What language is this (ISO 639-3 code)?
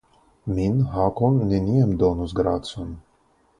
epo